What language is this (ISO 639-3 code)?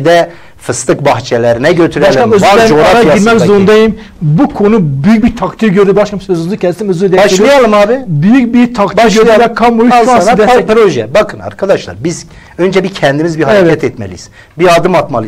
tur